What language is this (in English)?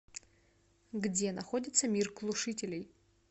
Russian